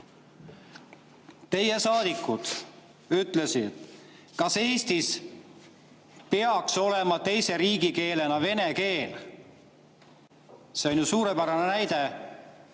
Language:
Estonian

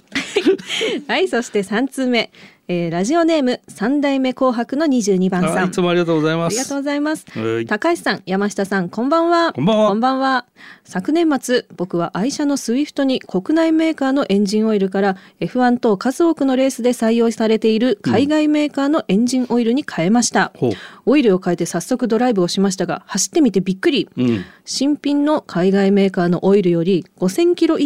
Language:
Japanese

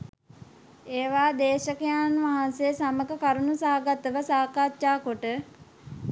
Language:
Sinhala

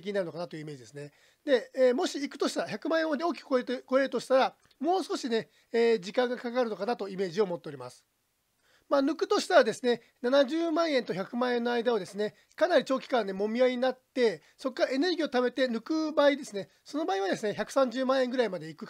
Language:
Japanese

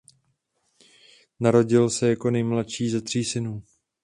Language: Czech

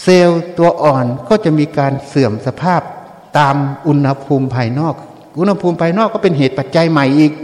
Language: Thai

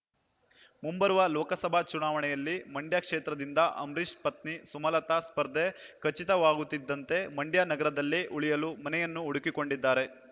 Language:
Kannada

